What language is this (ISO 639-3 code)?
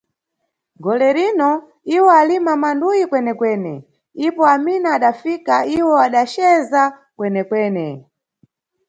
nyu